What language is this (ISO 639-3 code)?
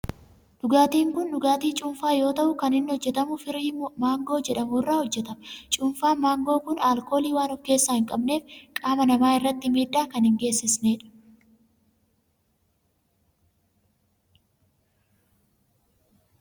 orm